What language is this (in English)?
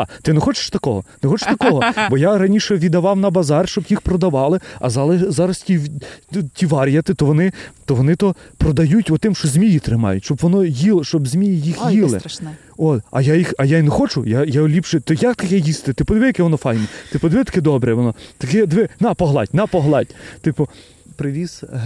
Ukrainian